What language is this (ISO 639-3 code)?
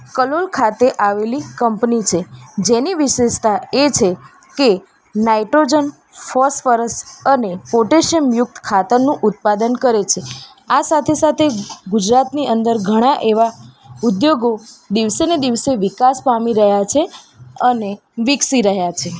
guj